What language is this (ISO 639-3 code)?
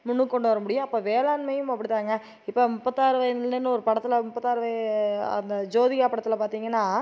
tam